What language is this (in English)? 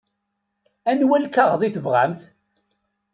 Kabyle